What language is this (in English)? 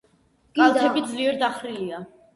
Georgian